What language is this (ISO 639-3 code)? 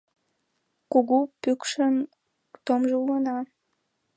chm